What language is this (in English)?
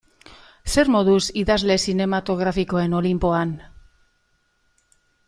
Basque